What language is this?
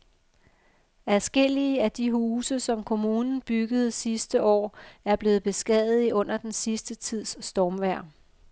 Danish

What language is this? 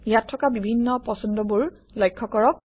Assamese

